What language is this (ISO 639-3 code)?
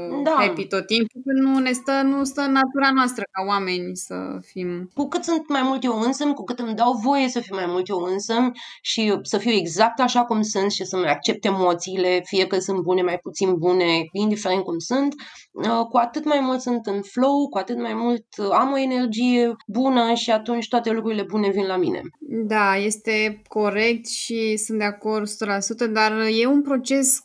ron